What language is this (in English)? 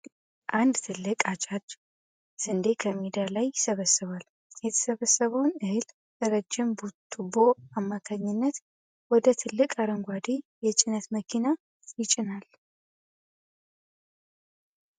Amharic